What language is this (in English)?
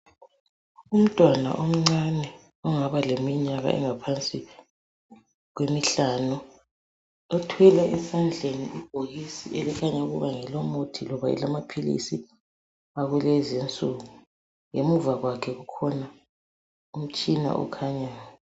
North Ndebele